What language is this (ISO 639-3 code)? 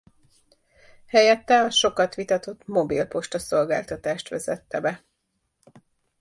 hun